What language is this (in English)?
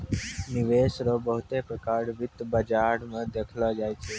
Maithili